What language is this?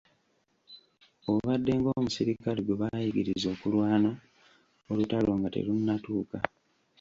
Ganda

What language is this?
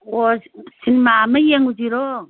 Manipuri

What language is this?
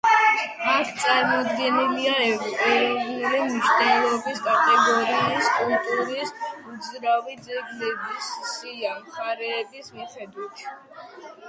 Georgian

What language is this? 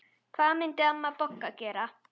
Icelandic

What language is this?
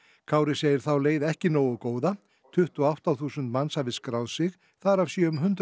Icelandic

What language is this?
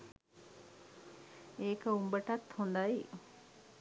Sinhala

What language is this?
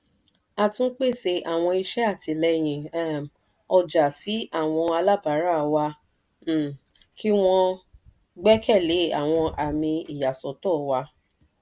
Yoruba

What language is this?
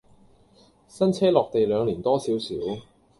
Cantonese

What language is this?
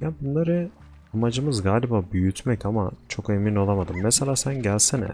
Turkish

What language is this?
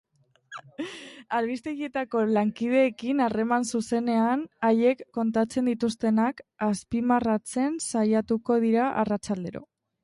Basque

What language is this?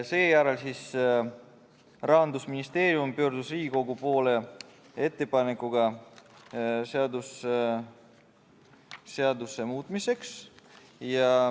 Estonian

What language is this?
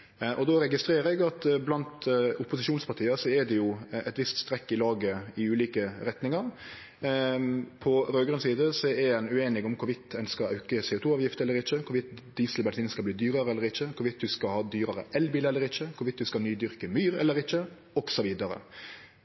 Norwegian Nynorsk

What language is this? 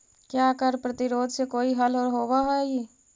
Magahi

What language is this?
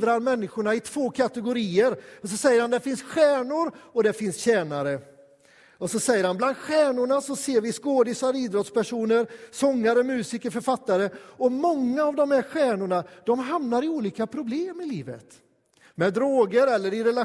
Swedish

